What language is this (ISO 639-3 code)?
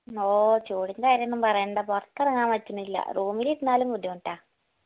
mal